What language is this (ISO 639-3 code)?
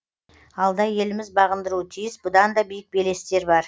kaz